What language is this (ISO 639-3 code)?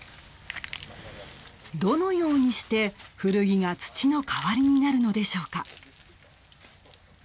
jpn